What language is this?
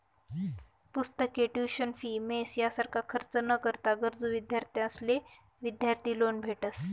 Marathi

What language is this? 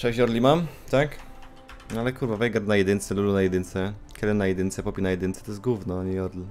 Polish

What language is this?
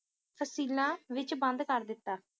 Punjabi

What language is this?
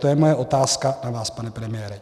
Czech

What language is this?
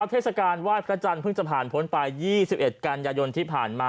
Thai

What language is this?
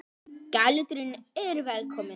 Icelandic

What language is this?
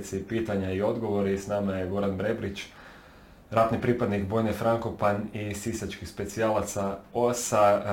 Croatian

